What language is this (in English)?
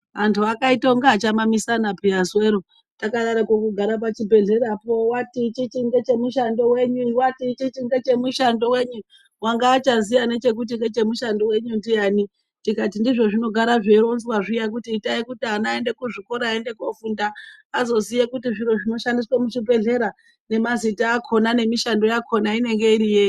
Ndau